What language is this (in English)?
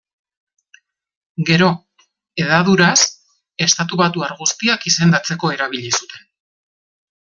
Basque